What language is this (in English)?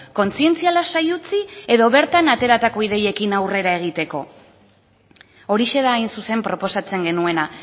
Basque